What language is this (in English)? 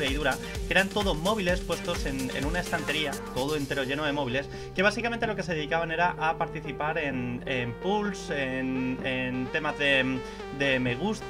Spanish